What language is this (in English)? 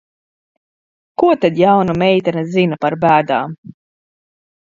Latvian